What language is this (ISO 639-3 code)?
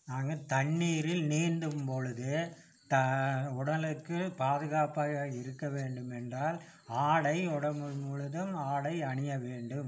tam